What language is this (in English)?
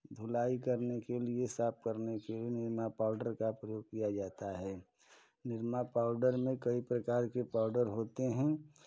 Hindi